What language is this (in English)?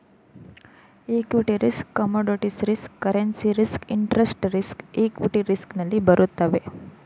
Kannada